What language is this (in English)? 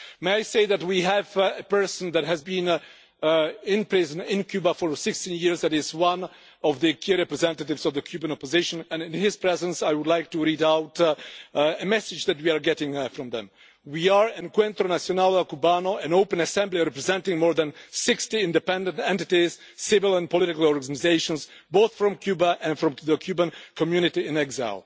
English